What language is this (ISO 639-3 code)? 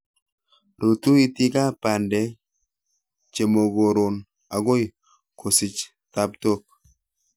kln